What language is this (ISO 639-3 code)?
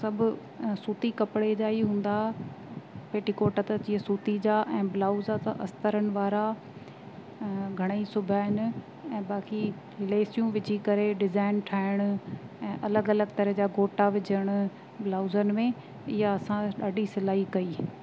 snd